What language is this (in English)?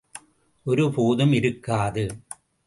Tamil